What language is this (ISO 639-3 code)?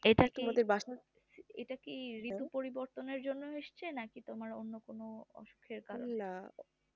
ben